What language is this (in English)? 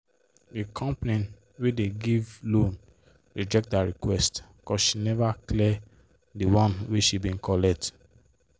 Nigerian Pidgin